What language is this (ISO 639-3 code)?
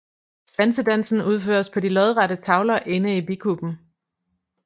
dan